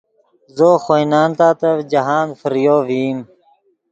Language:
Yidgha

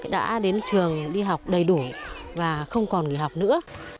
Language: Vietnamese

